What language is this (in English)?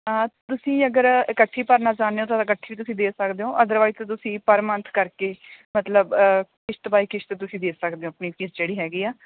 Punjabi